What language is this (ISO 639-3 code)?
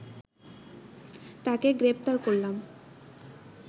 ben